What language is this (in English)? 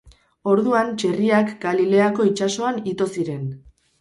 Basque